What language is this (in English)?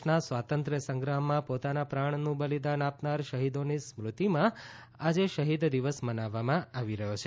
Gujarati